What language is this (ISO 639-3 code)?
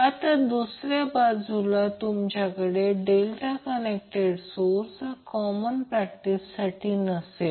mar